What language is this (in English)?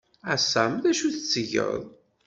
Kabyle